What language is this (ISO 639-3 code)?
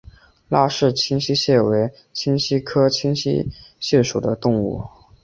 zho